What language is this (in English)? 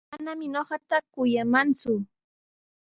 Sihuas Ancash Quechua